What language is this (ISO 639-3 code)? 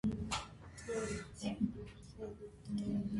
hye